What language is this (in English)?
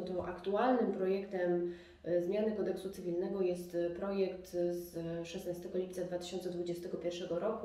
Polish